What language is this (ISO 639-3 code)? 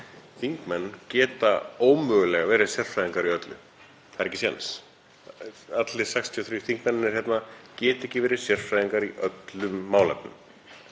isl